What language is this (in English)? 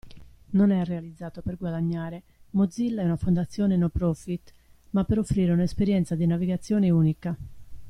Italian